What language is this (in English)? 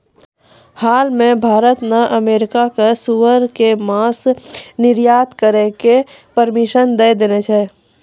Maithili